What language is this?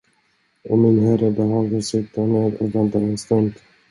Swedish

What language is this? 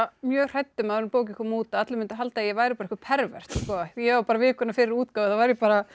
Icelandic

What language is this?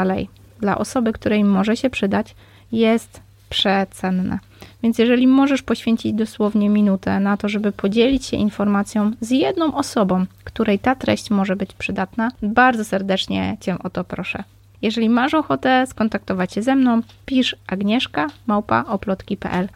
Polish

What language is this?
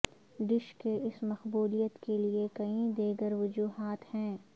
Urdu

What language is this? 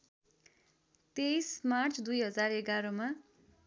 Nepali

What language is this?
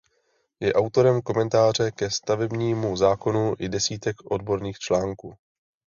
Czech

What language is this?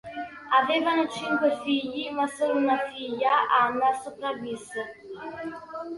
Italian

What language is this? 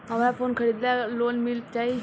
Bhojpuri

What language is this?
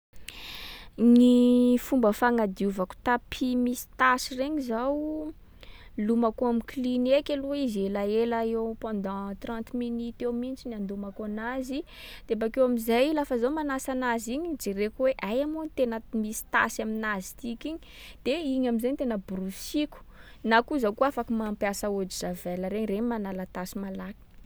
Sakalava Malagasy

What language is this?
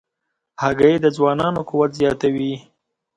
Pashto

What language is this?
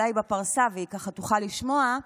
Hebrew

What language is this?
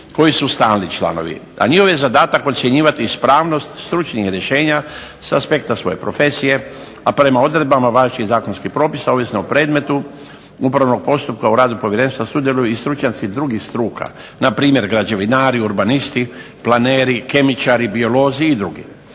Croatian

